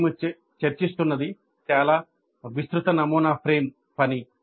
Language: Telugu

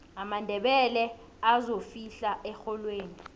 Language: South Ndebele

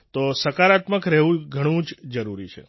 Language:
Gujarati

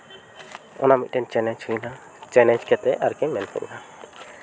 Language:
Santali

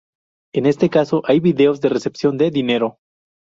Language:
Spanish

